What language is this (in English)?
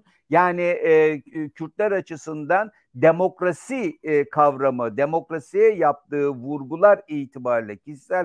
Turkish